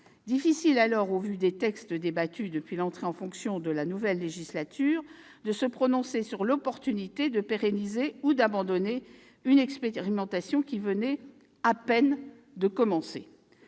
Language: French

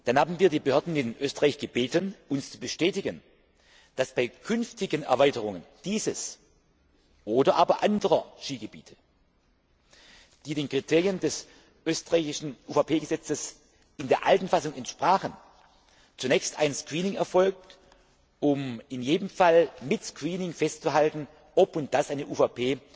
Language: German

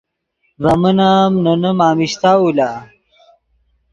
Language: Yidgha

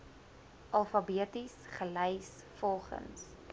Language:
Afrikaans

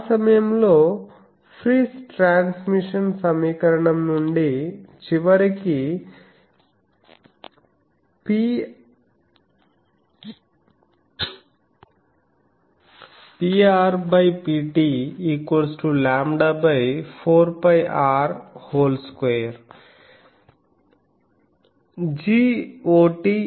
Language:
Telugu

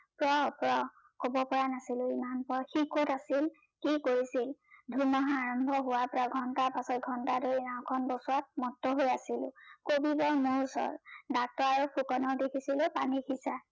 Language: Assamese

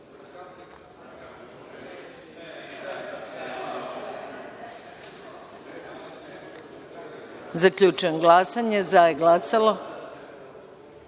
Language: Serbian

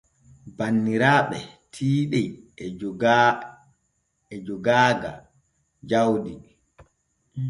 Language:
Borgu Fulfulde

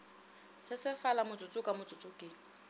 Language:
Northern Sotho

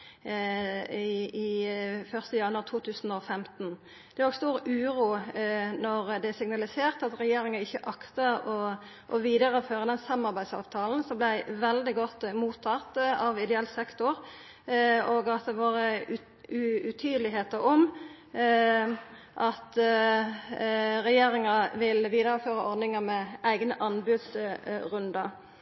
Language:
Norwegian Nynorsk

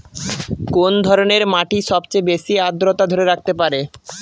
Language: Bangla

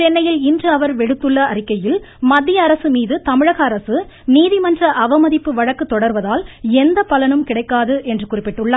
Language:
Tamil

